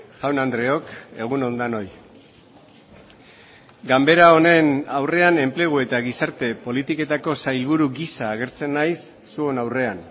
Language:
Basque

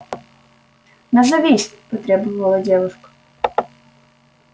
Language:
Russian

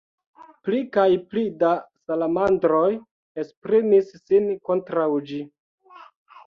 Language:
Esperanto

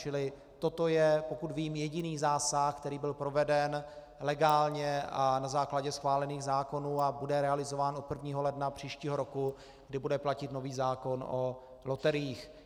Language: Czech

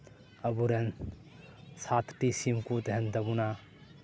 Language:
Santali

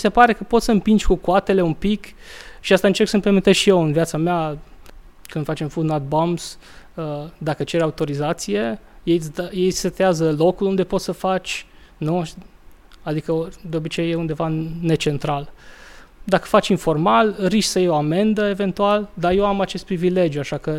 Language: Romanian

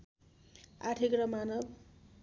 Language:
Nepali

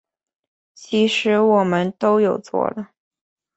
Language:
Chinese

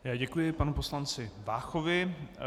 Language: Czech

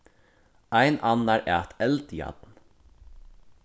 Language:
Faroese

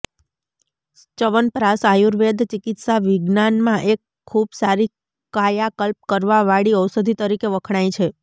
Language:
Gujarati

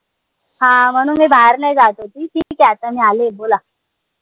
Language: Marathi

